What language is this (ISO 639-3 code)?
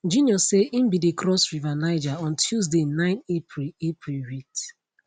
pcm